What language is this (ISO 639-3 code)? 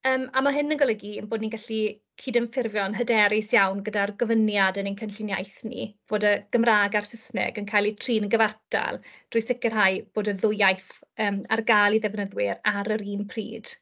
cym